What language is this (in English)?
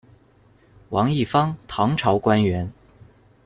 Chinese